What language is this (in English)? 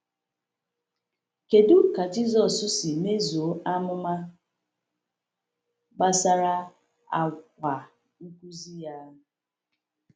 Igbo